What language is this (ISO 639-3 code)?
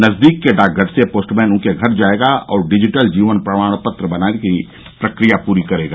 hin